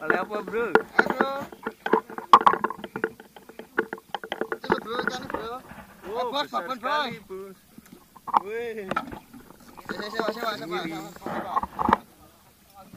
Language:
Spanish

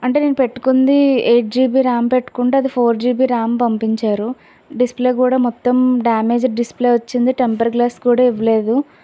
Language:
Telugu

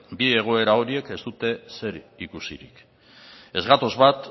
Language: Basque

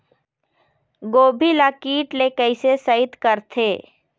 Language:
Chhattisgarhi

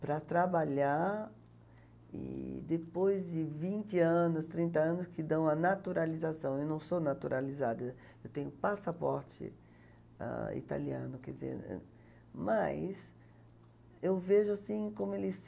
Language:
Portuguese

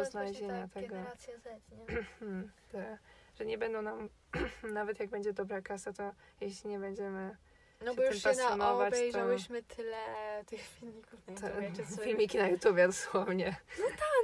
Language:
Polish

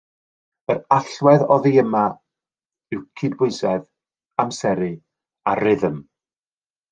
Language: Welsh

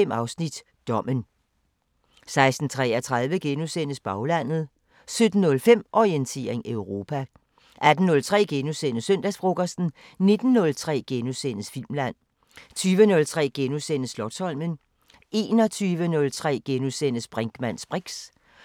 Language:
Danish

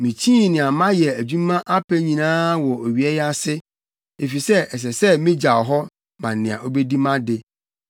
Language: Akan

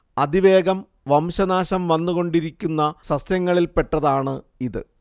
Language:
Malayalam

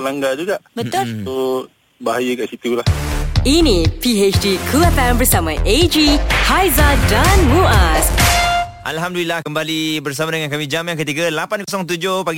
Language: Malay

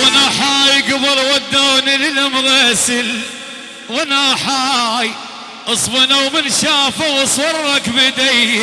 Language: Arabic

